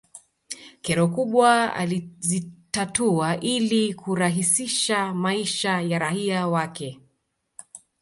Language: Swahili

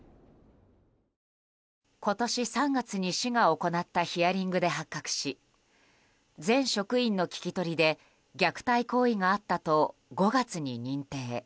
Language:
Japanese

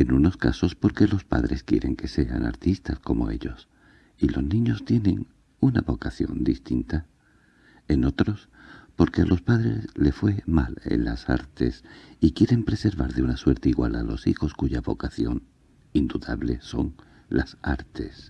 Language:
Spanish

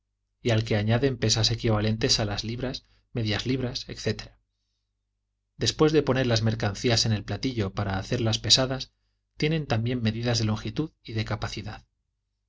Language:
Spanish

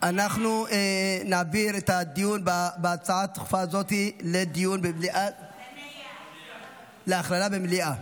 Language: Hebrew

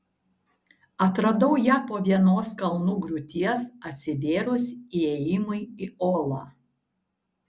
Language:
Lithuanian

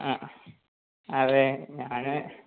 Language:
Malayalam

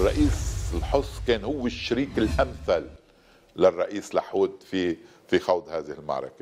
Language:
Arabic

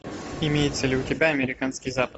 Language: Russian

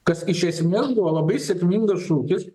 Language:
Lithuanian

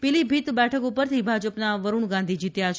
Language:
Gujarati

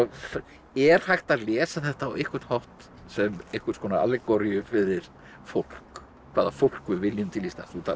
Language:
Icelandic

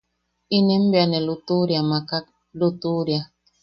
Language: Yaqui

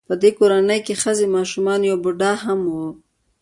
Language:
Pashto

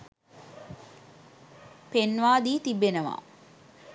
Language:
Sinhala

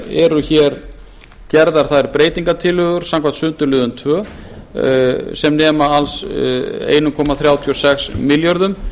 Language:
Icelandic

